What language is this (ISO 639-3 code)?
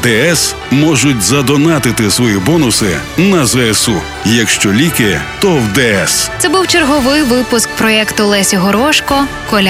ukr